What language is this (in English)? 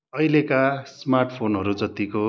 Nepali